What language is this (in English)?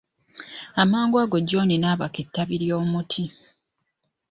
Ganda